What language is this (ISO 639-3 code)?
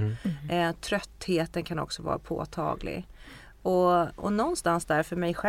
swe